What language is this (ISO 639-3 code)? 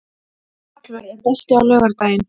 isl